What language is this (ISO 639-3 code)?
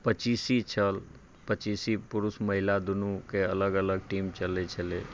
mai